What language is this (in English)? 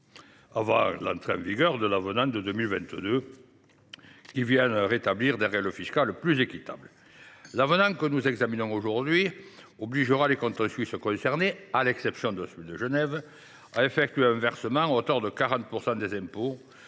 French